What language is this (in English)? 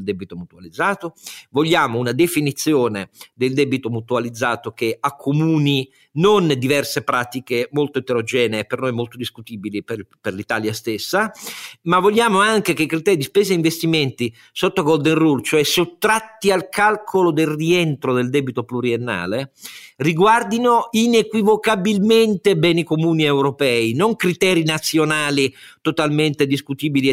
Italian